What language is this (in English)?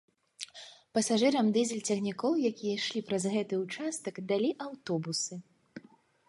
Belarusian